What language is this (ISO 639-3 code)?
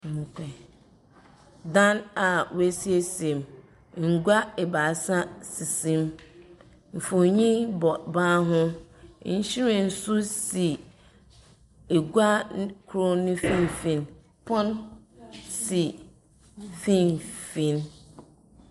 aka